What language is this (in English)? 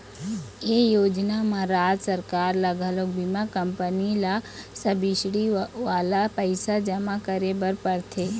Chhattisgarhi